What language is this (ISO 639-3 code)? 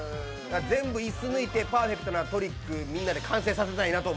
jpn